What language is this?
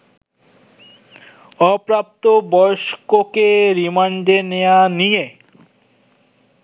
Bangla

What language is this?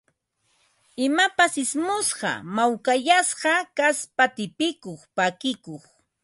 Ambo-Pasco Quechua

